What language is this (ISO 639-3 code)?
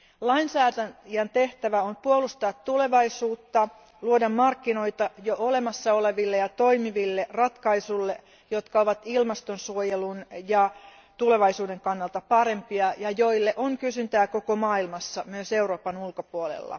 fin